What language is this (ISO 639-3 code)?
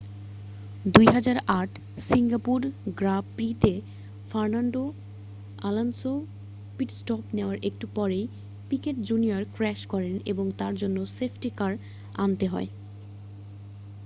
ben